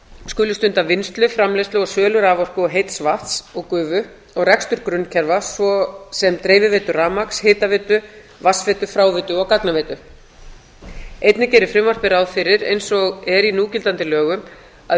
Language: Icelandic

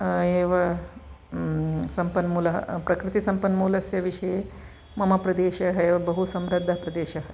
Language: Sanskrit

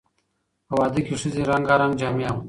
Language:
Pashto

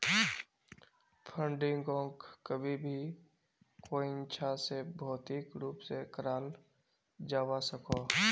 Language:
Magahi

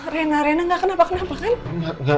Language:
Indonesian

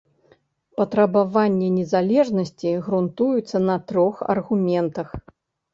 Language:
Belarusian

